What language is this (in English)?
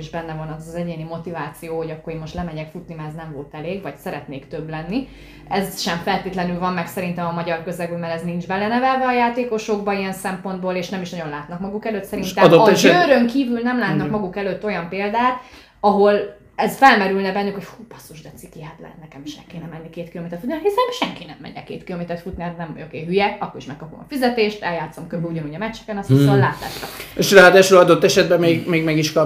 Hungarian